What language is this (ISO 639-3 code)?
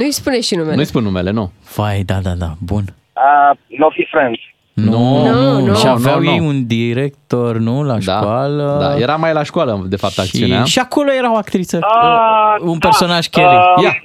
ron